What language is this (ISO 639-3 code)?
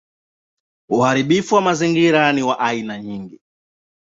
swa